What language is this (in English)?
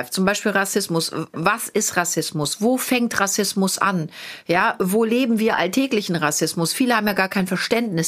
German